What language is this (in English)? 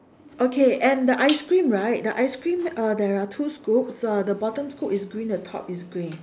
English